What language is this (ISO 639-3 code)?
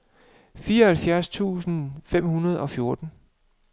dan